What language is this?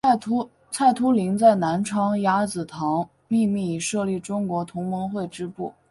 Chinese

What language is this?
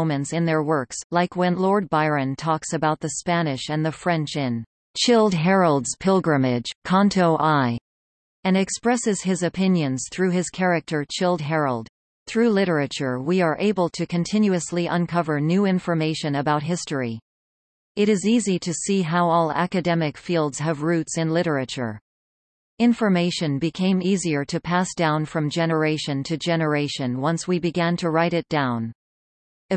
English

